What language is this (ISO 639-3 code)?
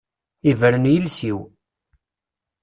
kab